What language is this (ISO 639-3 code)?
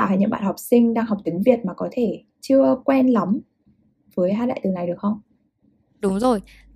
vie